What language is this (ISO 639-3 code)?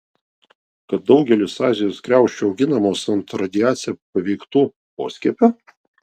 lit